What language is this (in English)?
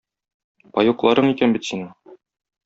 Tatar